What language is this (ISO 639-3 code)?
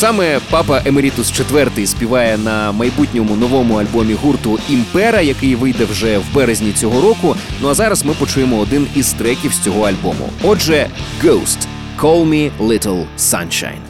ukr